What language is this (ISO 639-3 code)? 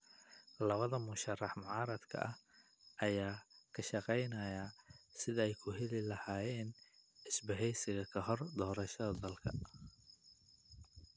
som